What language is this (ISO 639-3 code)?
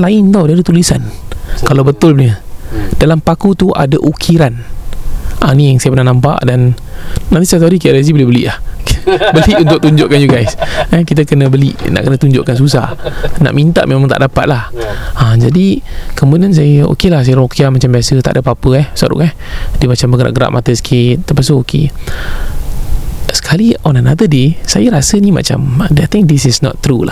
msa